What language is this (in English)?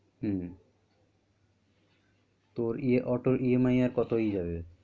Bangla